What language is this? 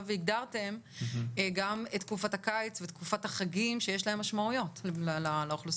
Hebrew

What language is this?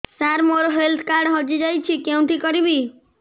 Odia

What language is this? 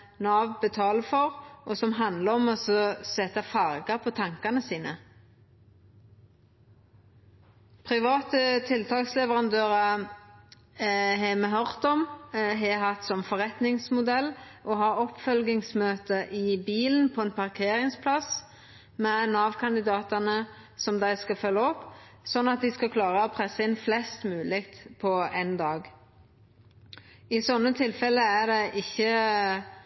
Norwegian Nynorsk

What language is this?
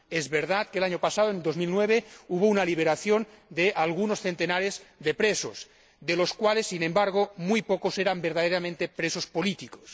Spanish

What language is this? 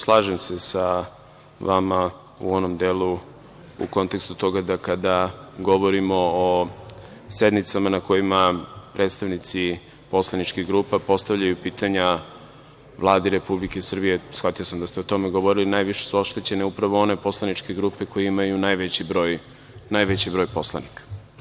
Serbian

